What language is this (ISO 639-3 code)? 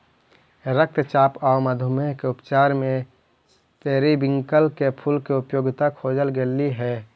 mag